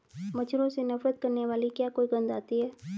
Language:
Hindi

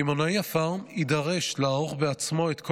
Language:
Hebrew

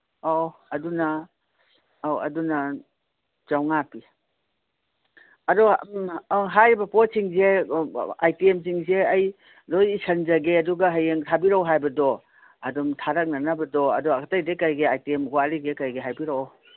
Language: Manipuri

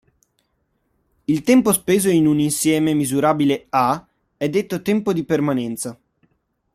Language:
Italian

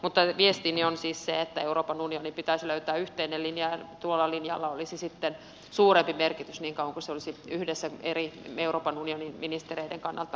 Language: Finnish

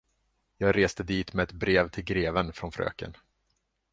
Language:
Swedish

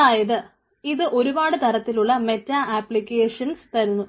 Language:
Malayalam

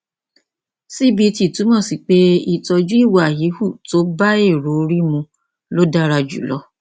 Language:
Yoruba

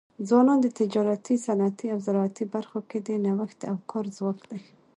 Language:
Pashto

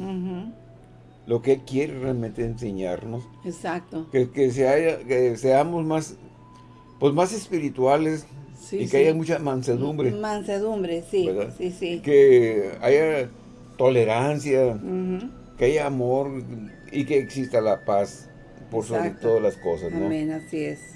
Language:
Spanish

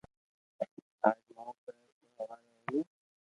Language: Loarki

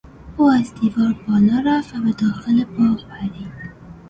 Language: Persian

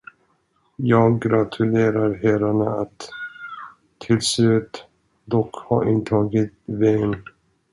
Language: Swedish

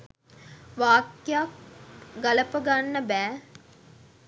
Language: Sinhala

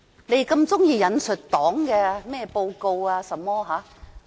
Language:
Cantonese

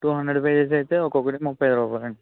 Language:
Telugu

